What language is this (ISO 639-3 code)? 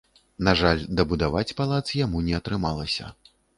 bel